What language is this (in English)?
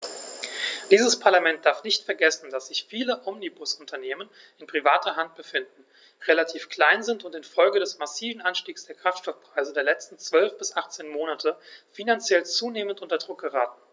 German